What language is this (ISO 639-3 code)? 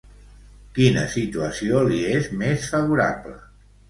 cat